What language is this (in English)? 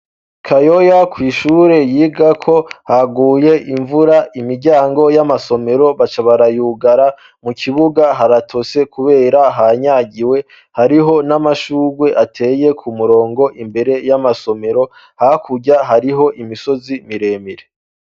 Rundi